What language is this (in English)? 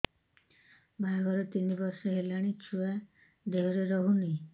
Odia